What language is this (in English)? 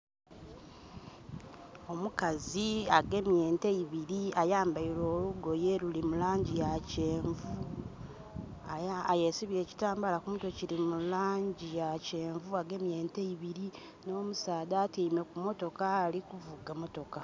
Soga